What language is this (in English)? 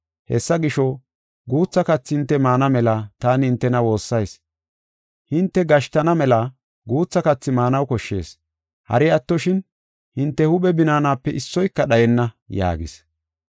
Gofa